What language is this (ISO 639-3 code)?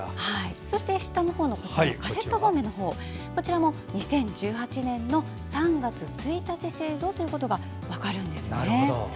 jpn